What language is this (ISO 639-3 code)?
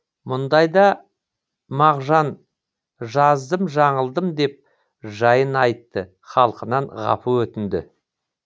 kaz